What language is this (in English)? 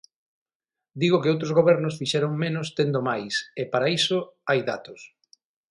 Galician